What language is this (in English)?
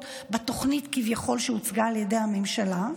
Hebrew